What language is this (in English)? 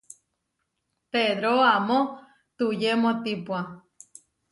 Huarijio